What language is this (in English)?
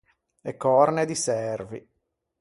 Ligurian